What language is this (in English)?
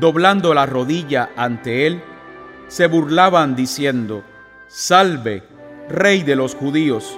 Spanish